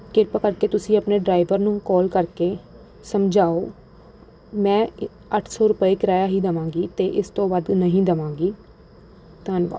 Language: Punjabi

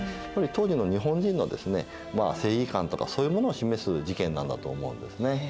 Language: Japanese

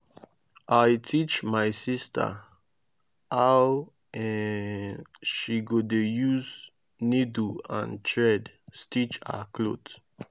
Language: Nigerian Pidgin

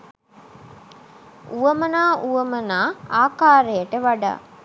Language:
Sinhala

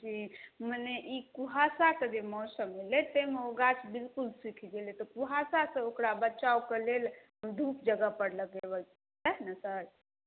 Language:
Maithili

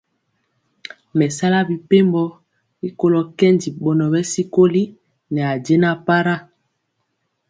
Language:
Mpiemo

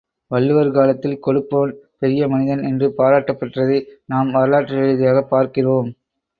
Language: Tamil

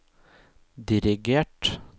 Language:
Norwegian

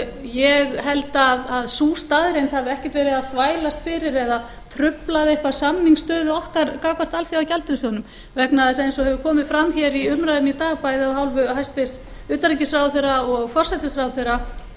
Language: Icelandic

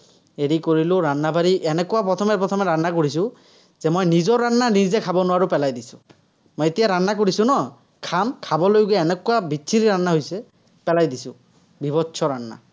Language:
Assamese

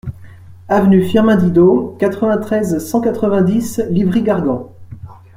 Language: French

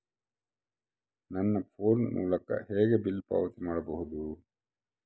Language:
Kannada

